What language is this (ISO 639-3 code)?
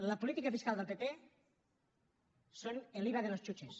cat